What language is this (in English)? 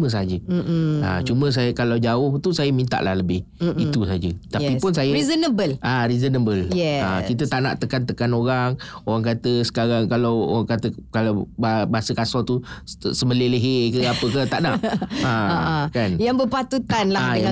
Malay